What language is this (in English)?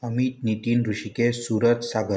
Marathi